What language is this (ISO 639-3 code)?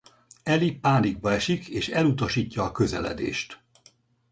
hun